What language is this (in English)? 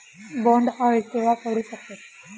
Marathi